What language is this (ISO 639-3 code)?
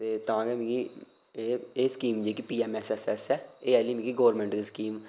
doi